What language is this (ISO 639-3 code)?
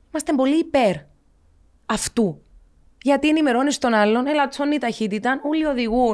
ell